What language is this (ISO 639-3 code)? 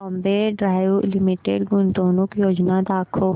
mar